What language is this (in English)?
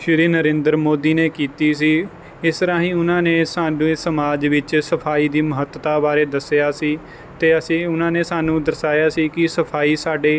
Punjabi